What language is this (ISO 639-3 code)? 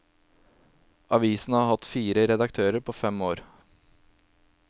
nor